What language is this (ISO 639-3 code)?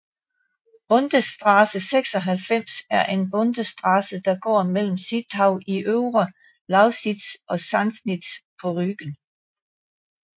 dan